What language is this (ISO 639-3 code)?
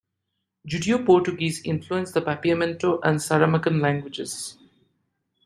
eng